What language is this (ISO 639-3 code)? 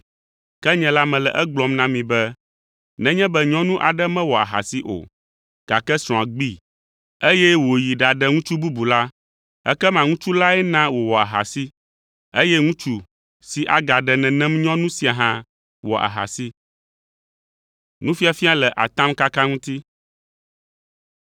ewe